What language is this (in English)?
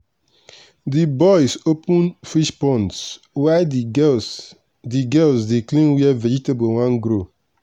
Nigerian Pidgin